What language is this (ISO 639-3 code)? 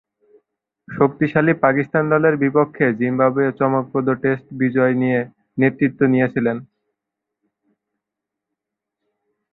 ben